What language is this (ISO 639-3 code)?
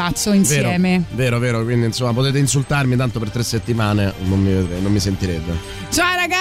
ita